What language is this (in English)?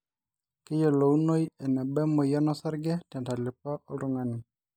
Masai